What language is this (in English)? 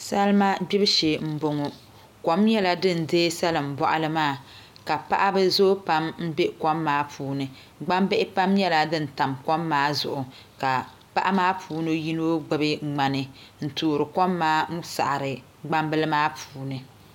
Dagbani